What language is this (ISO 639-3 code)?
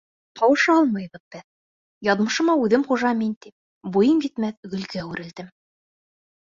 bak